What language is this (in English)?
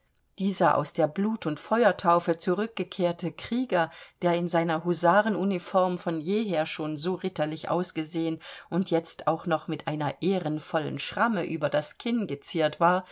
German